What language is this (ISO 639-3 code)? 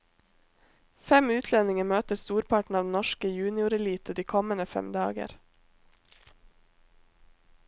nor